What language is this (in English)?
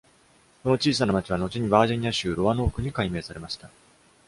Japanese